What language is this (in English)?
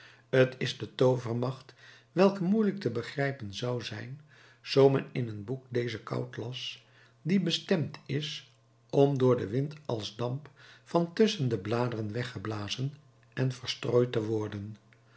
Dutch